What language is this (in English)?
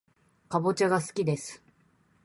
Japanese